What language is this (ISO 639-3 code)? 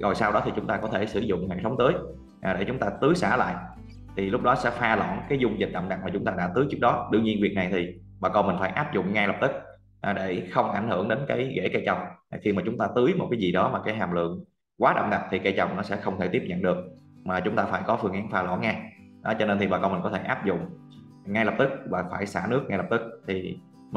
vie